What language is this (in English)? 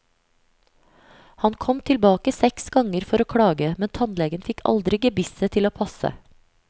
Norwegian